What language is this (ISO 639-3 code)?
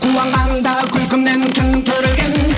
kaz